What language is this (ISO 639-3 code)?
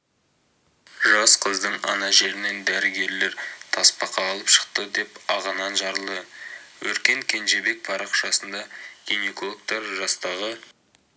kaz